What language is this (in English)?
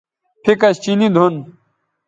Bateri